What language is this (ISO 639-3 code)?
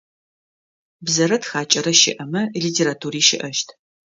ady